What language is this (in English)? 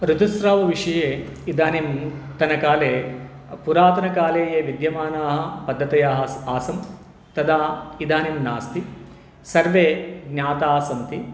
Sanskrit